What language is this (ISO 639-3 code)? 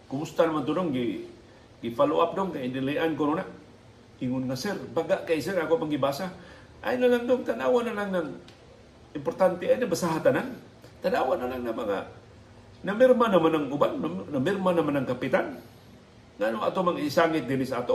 fil